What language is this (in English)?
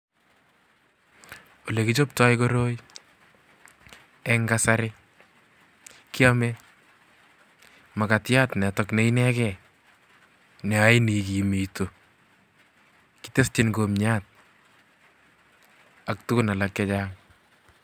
Kalenjin